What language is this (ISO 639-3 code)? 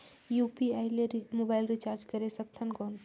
hne